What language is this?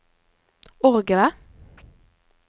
Norwegian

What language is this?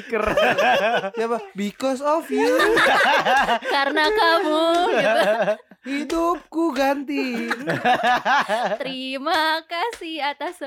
Indonesian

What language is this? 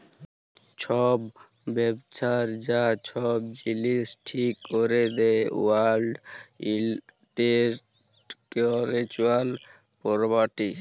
Bangla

